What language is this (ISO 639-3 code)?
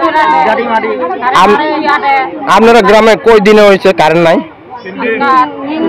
ara